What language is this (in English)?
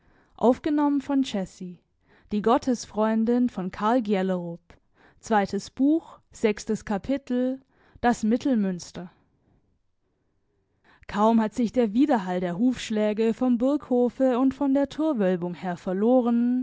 German